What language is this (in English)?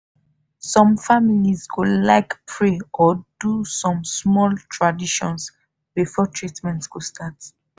Nigerian Pidgin